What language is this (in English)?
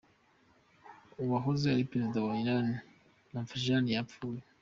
Kinyarwanda